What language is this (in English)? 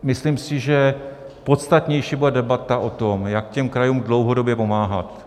Czech